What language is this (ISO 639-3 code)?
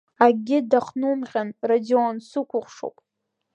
abk